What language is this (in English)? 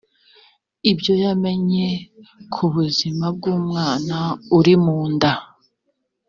Kinyarwanda